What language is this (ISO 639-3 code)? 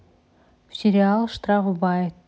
rus